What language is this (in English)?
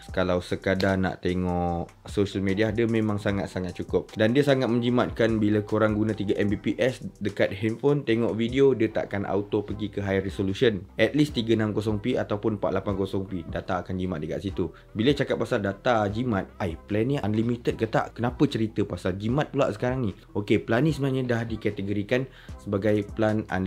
Malay